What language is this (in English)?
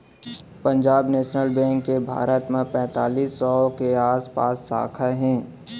Chhattisgarhi